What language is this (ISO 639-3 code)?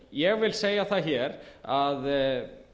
isl